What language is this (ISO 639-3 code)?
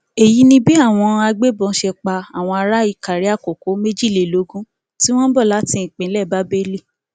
yor